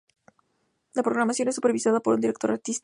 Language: Spanish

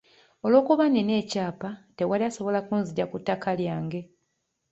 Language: Ganda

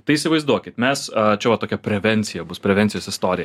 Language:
Lithuanian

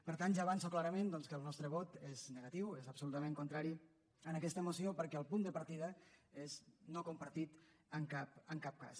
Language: Catalan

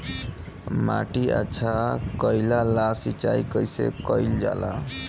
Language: Bhojpuri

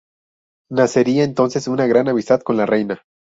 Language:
Spanish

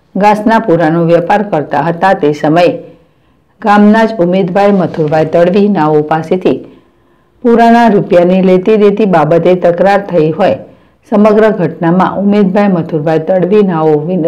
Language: Gujarati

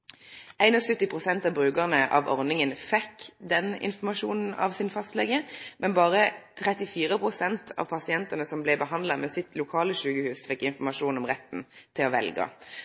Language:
Norwegian Nynorsk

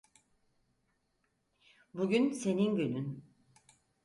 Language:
Turkish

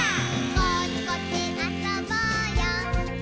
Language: Japanese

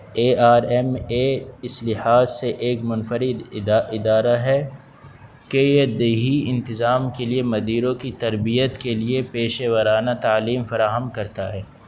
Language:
Urdu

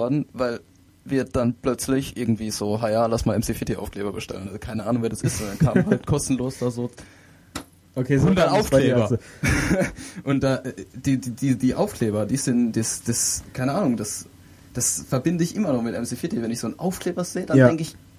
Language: German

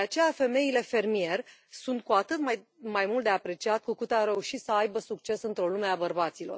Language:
Romanian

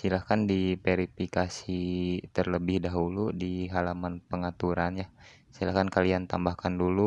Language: Indonesian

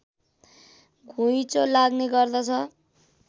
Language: Nepali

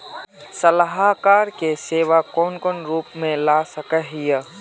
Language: Magahi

